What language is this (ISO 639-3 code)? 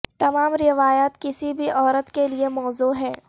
urd